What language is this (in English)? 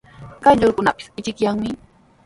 Sihuas Ancash Quechua